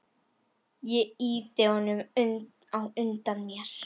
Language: Icelandic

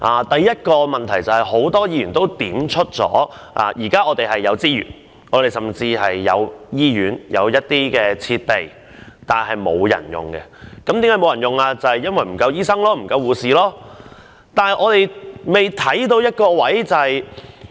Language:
Cantonese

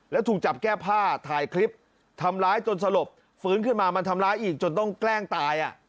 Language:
Thai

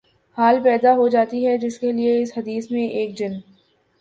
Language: Urdu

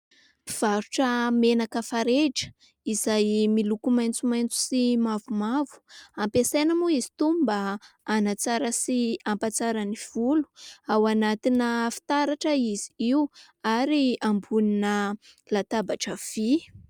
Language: Malagasy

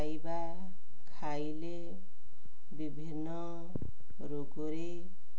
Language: Odia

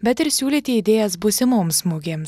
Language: Lithuanian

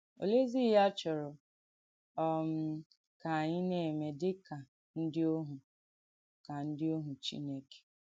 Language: Igbo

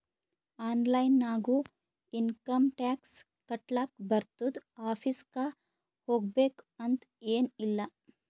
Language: Kannada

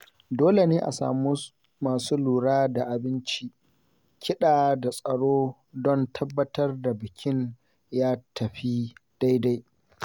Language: Hausa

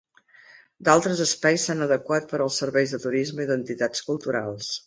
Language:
Catalan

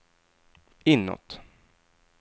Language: Swedish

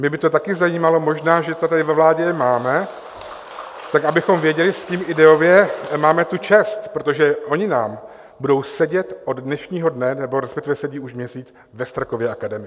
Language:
Czech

